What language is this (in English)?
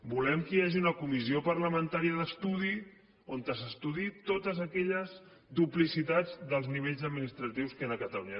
Catalan